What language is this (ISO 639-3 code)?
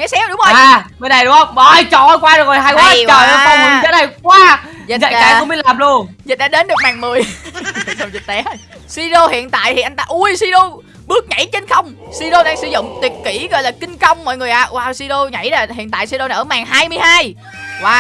vie